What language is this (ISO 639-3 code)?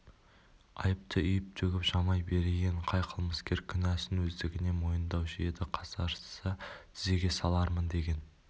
kaz